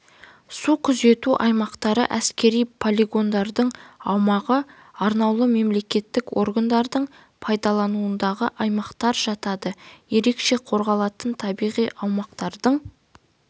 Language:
Kazakh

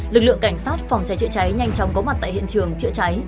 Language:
Vietnamese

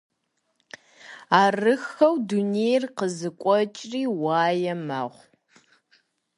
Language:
Kabardian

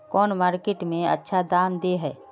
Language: Magahi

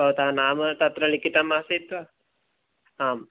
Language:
Sanskrit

